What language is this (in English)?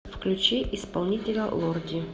Russian